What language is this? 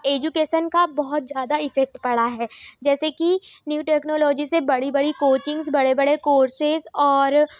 Hindi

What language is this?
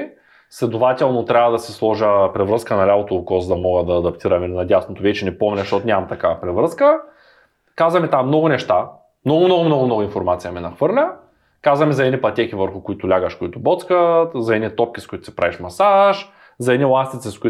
Bulgarian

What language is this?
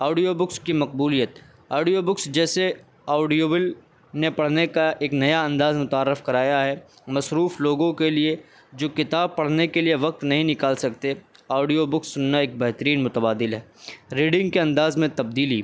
Urdu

